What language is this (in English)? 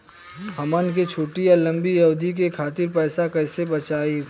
Bhojpuri